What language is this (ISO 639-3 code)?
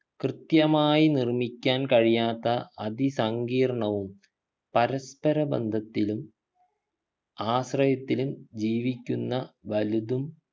mal